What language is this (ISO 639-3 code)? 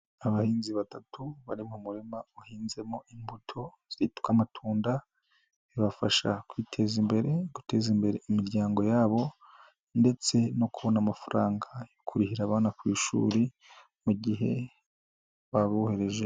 kin